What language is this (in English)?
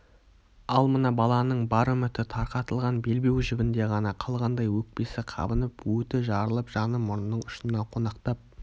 Kazakh